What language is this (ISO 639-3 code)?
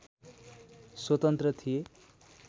nep